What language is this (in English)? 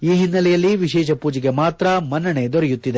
Kannada